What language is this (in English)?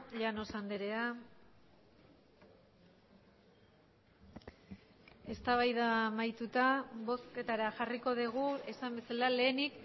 Basque